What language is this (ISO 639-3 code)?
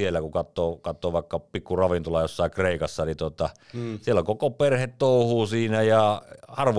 fin